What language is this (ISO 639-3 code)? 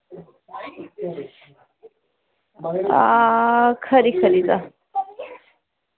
doi